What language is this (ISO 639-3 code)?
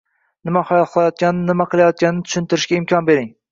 uzb